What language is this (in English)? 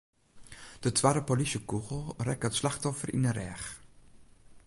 Western Frisian